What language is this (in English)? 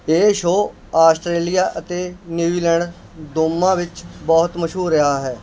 Punjabi